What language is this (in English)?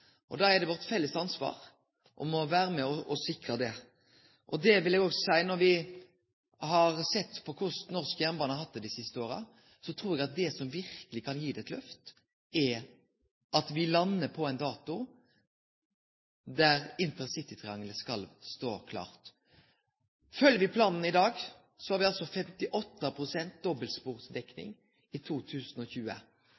Norwegian Nynorsk